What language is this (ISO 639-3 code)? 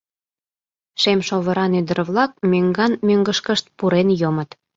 chm